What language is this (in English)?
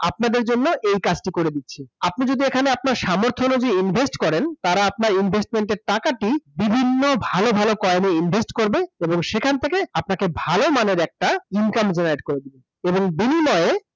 Bangla